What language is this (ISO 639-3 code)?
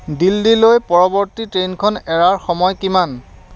asm